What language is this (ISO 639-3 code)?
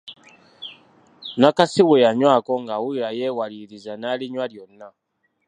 lug